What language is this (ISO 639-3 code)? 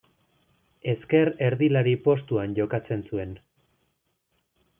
eus